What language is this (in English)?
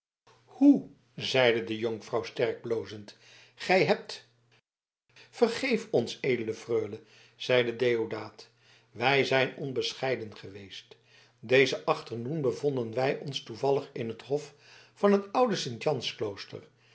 Dutch